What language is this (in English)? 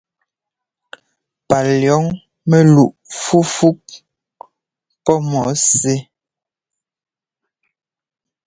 Ngomba